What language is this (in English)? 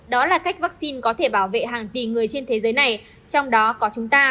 Vietnamese